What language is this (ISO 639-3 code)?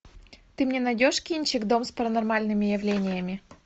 rus